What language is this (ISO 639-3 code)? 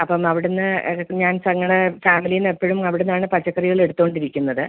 mal